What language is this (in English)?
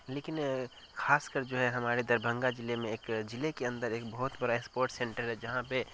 Urdu